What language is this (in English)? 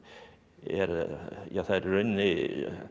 Icelandic